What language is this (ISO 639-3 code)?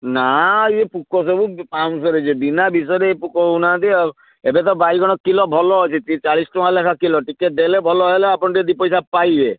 ori